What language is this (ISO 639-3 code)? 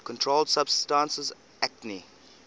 eng